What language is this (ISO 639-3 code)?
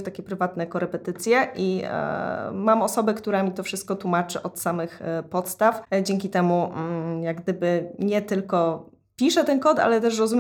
pol